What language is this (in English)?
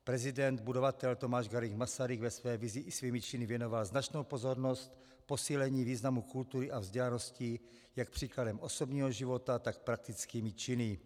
Czech